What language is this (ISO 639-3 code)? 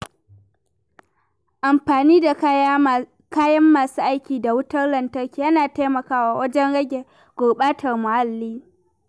hau